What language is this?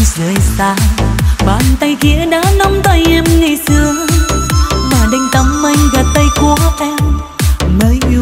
Vietnamese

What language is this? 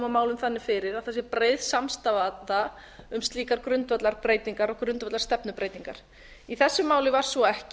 Icelandic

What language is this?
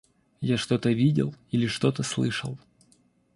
Russian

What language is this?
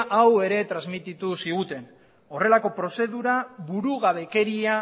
Basque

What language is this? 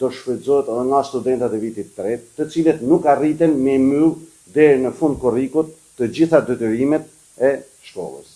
Romanian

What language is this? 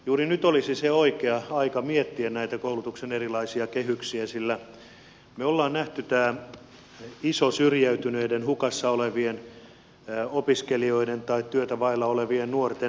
Finnish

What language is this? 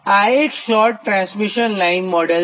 Gujarati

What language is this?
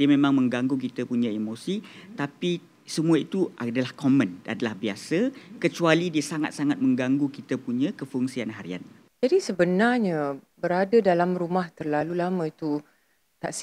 Malay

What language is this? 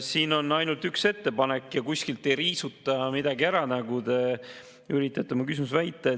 Estonian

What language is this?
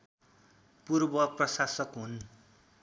Nepali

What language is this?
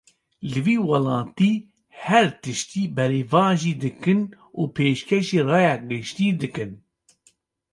Kurdish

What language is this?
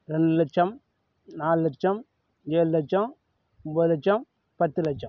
Tamil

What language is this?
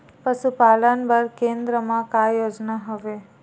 Chhattisgarhi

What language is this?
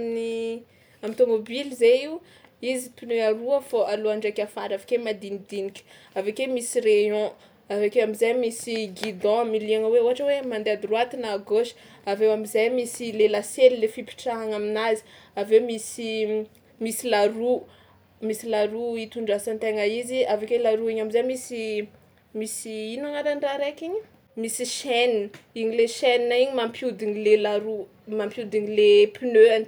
Tsimihety Malagasy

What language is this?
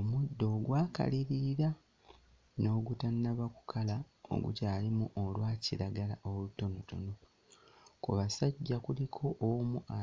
Ganda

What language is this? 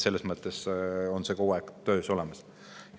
Estonian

